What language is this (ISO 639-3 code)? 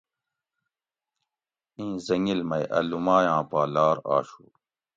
gwc